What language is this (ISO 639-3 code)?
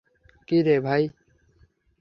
ben